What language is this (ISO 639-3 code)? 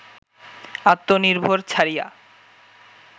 ben